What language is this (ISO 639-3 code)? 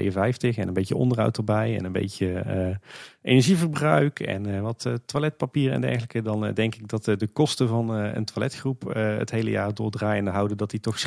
nld